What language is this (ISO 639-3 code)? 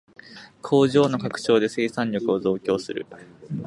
jpn